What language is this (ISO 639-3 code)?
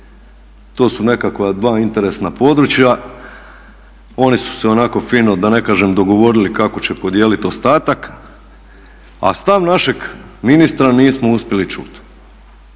hrv